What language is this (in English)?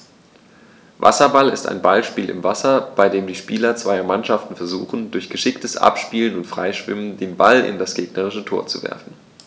German